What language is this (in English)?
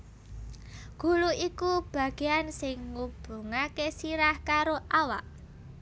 Javanese